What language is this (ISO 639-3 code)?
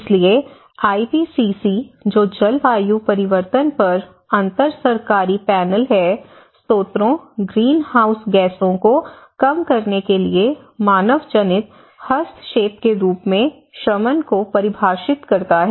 hin